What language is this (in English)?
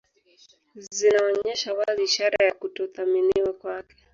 Swahili